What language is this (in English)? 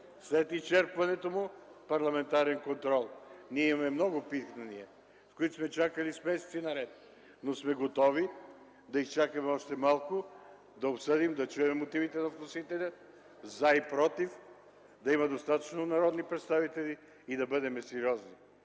Bulgarian